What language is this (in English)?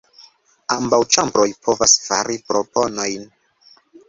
Esperanto